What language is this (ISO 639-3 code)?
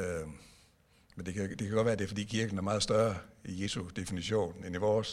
dan